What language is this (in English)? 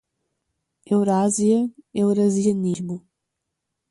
Portuguese